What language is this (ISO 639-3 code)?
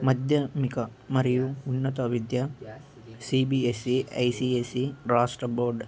tel